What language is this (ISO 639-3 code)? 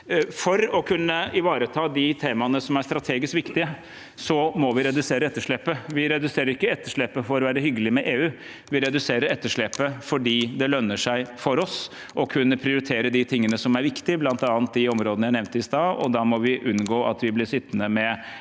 nor